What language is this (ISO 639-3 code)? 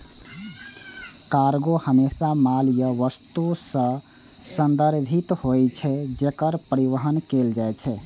mai